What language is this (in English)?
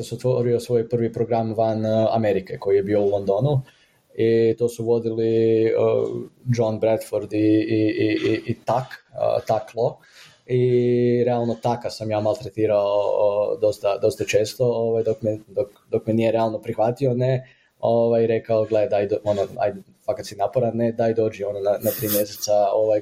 Croatian